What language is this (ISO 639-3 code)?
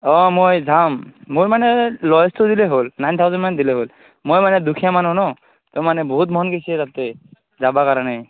asm